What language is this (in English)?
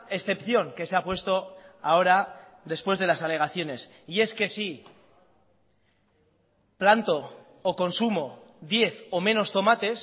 Spanish